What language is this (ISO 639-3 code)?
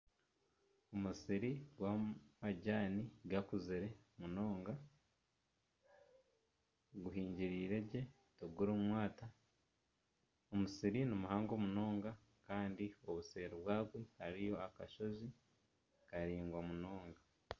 nyn